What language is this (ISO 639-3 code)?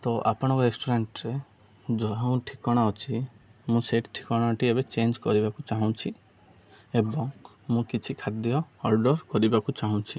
ori